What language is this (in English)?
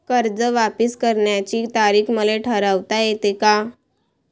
Marathi